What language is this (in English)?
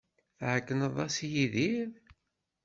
Kabyle